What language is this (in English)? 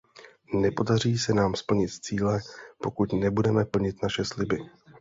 Czech